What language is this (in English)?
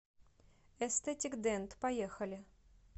Russian